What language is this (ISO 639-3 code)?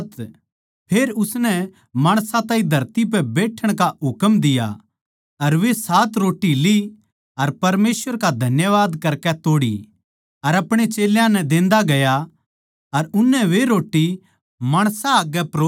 bgc